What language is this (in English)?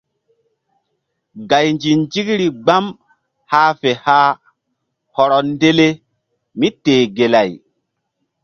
Mbum